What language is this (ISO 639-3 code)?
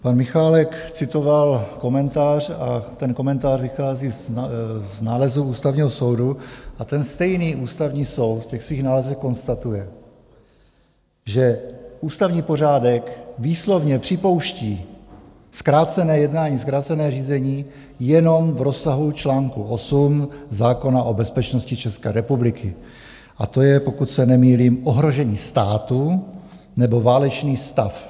ces